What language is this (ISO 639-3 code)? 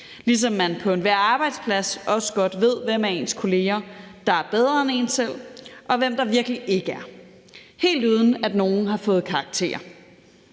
dan